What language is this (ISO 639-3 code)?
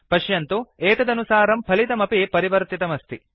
san